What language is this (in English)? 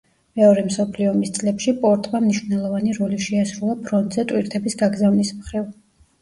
Georgian